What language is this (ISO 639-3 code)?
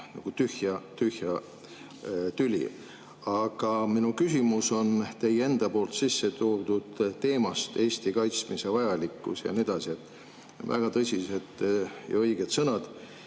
est